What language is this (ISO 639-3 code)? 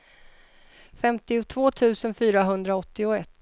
swe